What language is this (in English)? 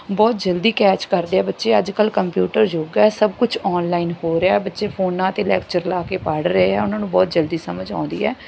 Punjabi